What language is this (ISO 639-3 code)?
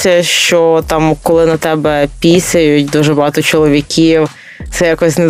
ukr